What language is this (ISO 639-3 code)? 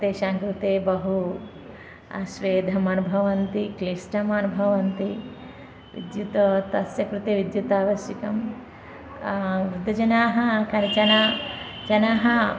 san